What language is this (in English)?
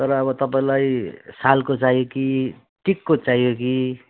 Nepali